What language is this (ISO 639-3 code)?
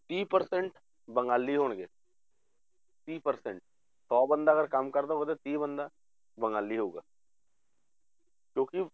pan